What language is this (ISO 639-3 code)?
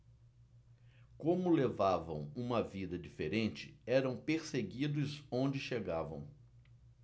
por